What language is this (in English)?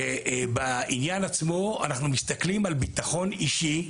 Hebrew